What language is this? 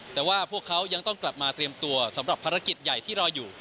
Thai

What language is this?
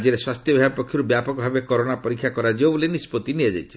Odia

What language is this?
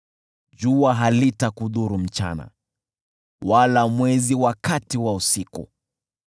Swahili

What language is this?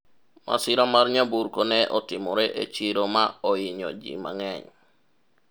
Luo (Kenya and Tanzania)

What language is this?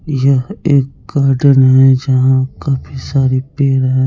Hindi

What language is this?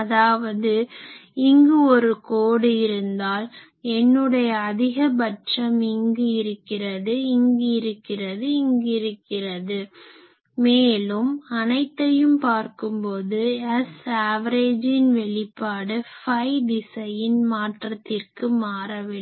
Tamil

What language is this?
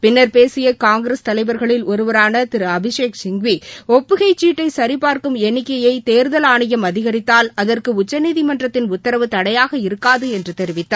Tamil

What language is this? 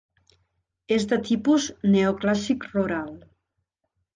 Catalan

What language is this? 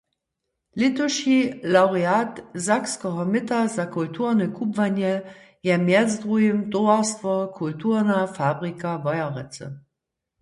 Upper Sorbian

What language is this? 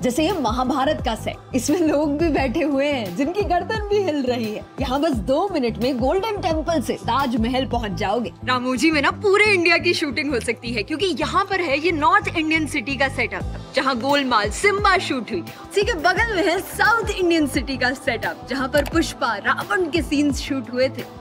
Hindi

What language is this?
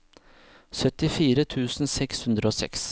Norwegian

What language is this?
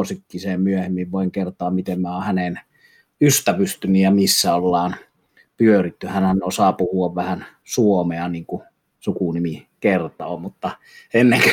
Finnish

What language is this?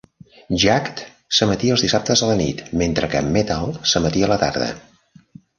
Catalan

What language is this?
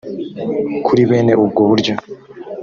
Kinyarwanda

